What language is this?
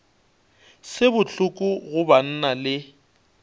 Northern Sotho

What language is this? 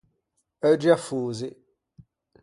Ligurian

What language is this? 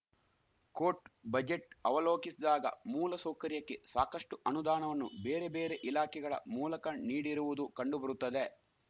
Kannada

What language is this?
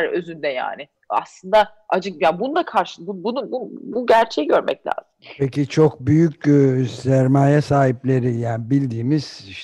Turkish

